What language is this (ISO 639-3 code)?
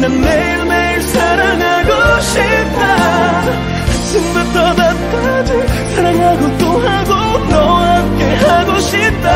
kor